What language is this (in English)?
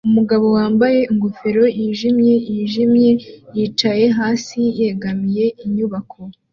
Kinyarwanda